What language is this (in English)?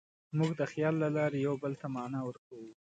Pashto